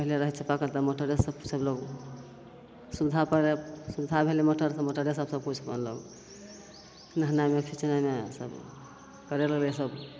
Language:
Maithili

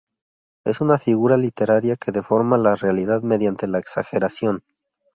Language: Spanish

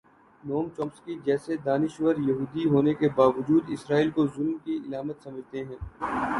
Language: Urdu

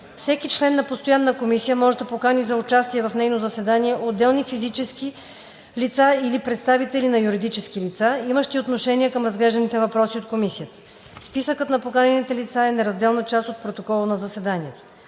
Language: Bulgarian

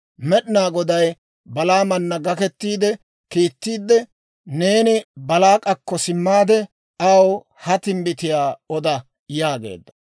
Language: Dawro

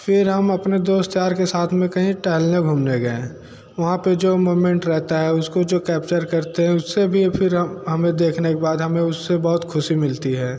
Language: Hindi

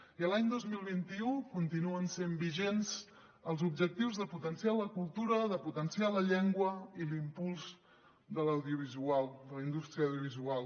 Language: Catalan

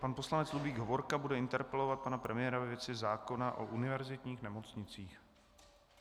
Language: Czech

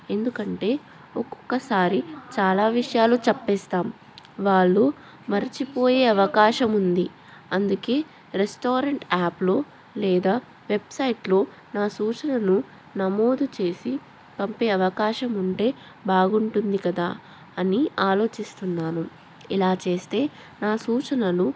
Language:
Telugu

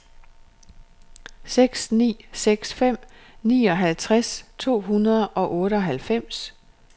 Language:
Danish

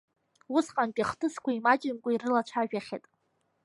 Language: Abkhazian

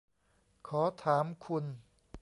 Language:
Thai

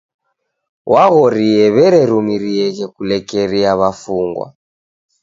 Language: Taita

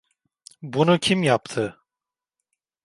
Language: Turkish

